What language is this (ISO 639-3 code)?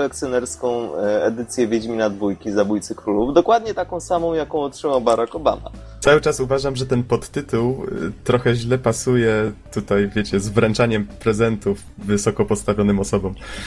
pol